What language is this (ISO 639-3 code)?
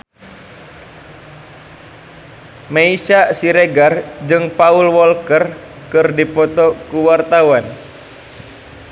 sun